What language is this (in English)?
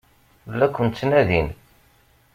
Kabyle